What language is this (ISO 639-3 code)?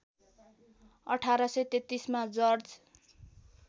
nep